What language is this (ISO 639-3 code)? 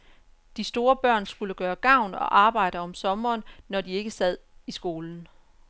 dan